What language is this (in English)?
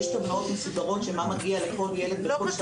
Hebrew